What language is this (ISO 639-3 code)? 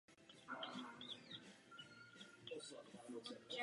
ces